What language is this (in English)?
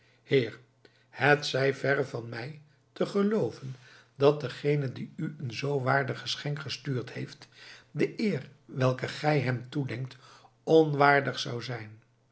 Dutch